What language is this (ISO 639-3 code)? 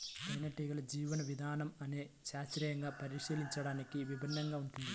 tel